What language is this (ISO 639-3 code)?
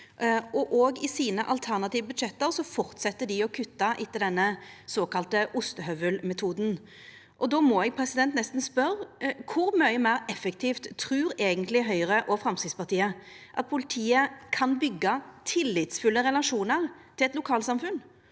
nor